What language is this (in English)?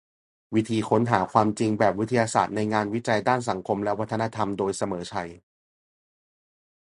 Thai